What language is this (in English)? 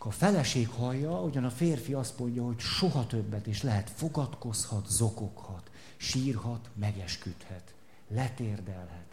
Hungarian